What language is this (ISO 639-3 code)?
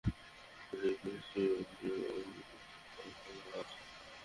ben